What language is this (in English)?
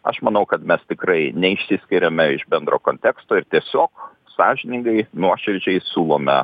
Lithuanian